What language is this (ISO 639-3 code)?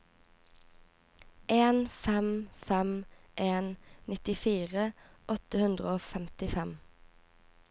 nor